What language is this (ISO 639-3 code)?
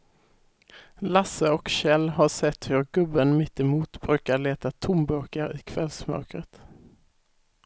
swe